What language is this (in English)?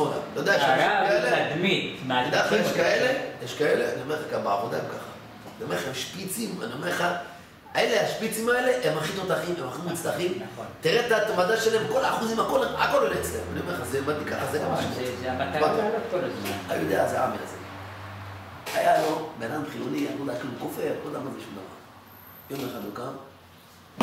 Hebrew